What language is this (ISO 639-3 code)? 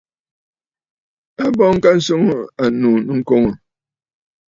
bfd